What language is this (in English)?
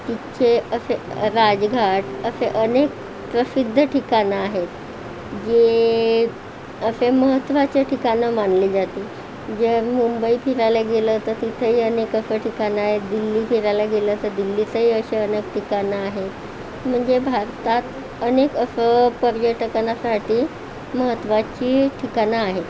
Marathi